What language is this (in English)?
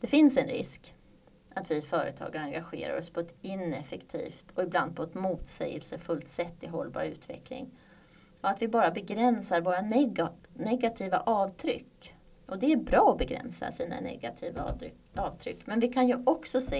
Swedish